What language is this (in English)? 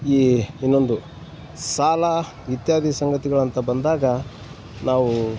Kannada